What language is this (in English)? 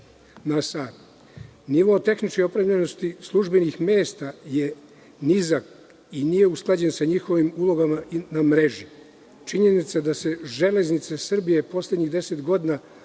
Serbian